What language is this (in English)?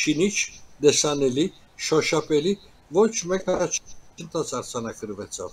Turkish